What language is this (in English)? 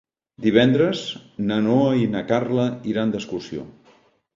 Catalan